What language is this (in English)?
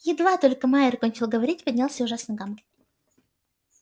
Russian